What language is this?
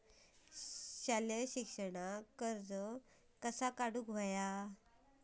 Marathi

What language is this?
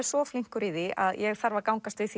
Icelandic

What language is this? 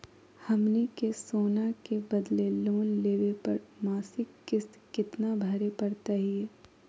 Magahi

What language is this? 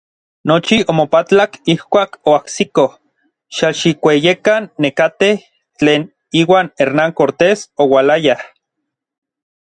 Orizaba Nahuatl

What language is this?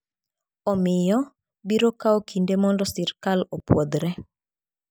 Luo (Kenya and Tanzania)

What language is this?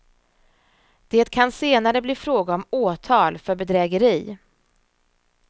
Swedish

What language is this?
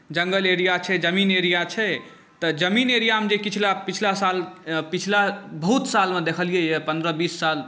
Maithili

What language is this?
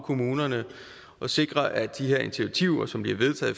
Danish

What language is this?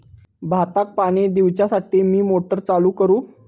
Marathi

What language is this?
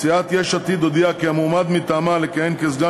Hebrew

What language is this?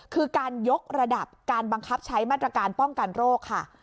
Thai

